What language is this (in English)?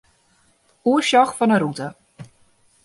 Western Frisian